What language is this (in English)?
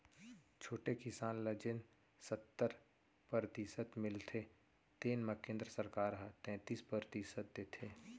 Chhattisgarhi